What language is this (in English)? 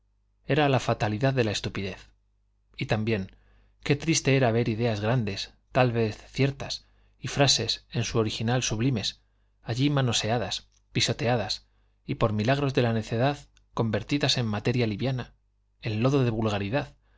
Spanish